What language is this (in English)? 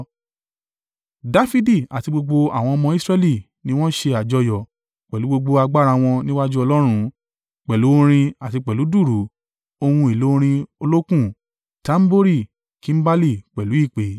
Yoruba